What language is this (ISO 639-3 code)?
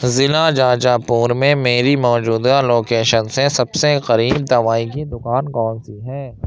urd